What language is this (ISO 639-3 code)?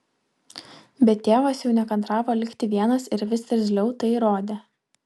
lit